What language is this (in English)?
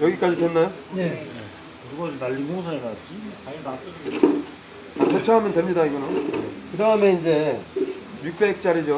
Korean